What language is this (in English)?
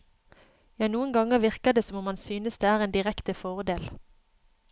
Norwegian